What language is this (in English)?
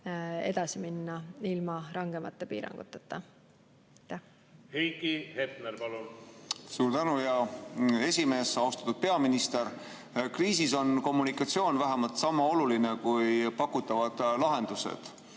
Estonian